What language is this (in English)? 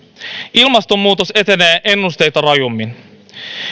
Finnish